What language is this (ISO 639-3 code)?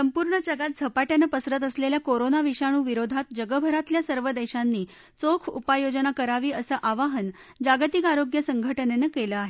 mar